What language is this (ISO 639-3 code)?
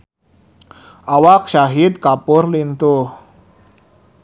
sun